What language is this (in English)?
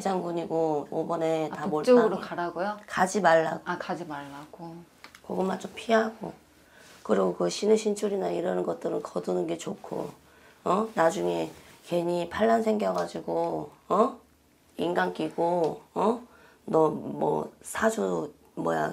Korean